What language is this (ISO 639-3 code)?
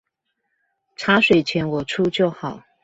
zho